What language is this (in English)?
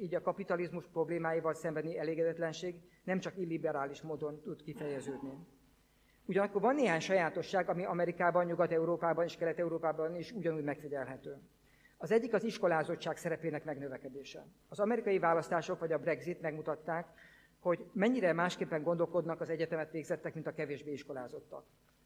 Hungarian